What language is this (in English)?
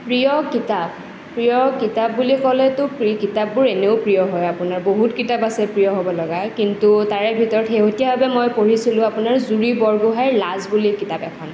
Assamese